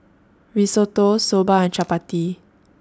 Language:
English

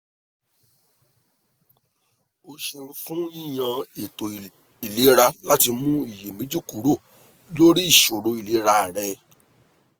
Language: Yoruba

